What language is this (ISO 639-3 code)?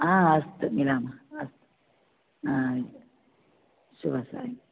san